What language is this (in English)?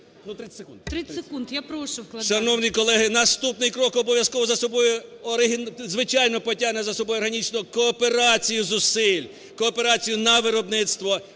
Ukrainian